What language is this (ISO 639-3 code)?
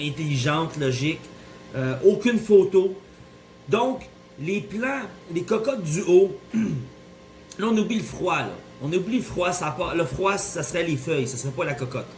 fra